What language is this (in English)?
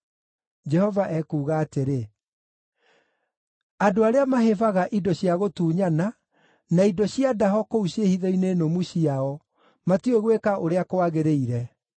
Kikuyu